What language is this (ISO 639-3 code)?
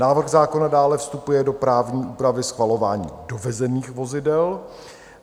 ces